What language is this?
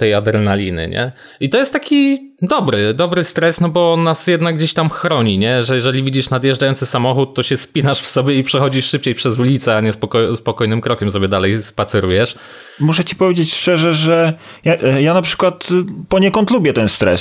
Polish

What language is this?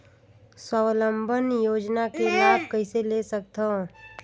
Chhattisgarhi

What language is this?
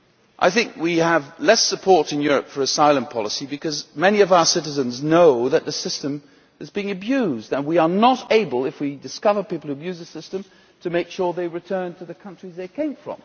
English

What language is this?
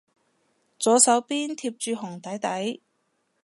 Cantonese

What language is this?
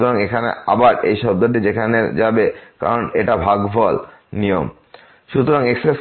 Bangla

